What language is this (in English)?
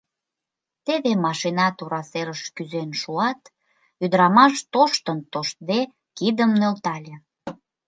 Mari